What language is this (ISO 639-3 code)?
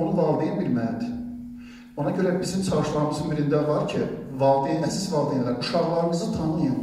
tur